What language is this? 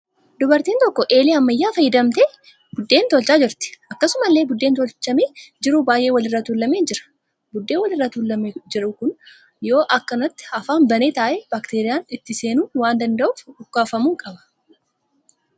Oromo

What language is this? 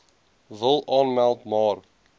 Afrikaans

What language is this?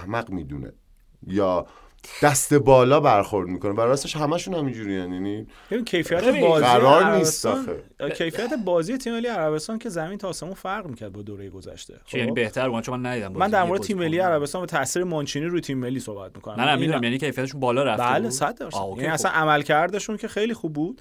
Persian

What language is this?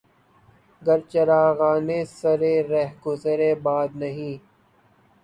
Urdu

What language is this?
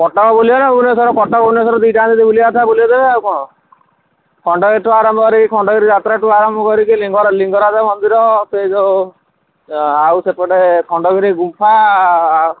Odia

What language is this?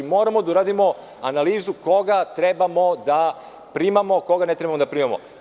Serbian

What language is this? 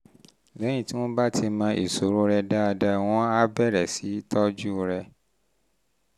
Yoruba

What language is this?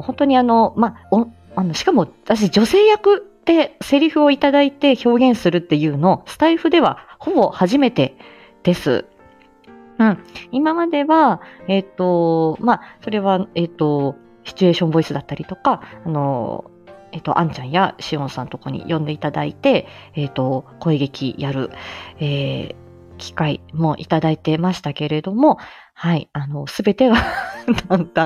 Japanese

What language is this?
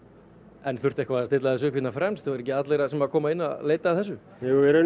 Icelandic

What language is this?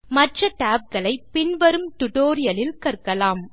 Tamil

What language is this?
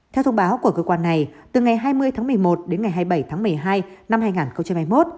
Vietnamese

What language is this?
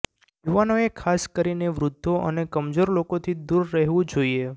Gujarati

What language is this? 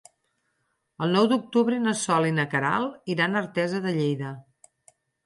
Catalan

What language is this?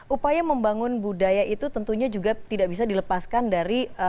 Indonesian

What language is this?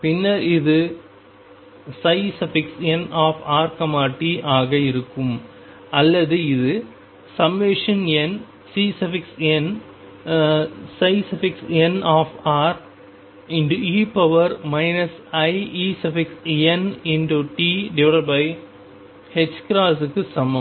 Tamil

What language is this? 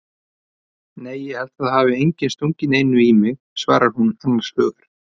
Icelandic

